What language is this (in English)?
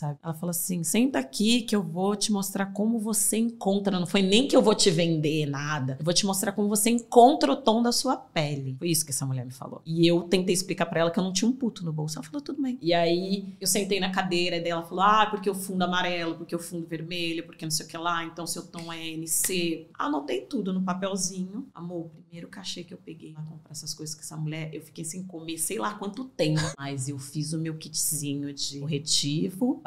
Portuguese